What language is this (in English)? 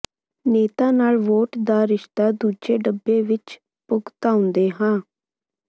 Punjabi